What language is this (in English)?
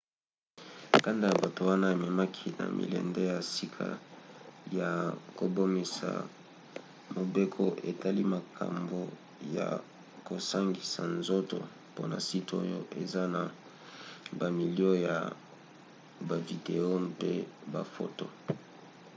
Lingala